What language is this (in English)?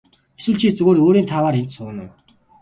Mongolian